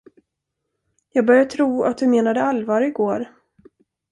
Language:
Swedish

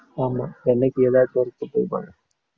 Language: Tamil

